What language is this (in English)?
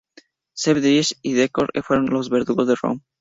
Spanish